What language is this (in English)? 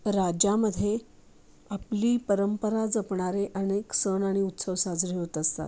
Marathi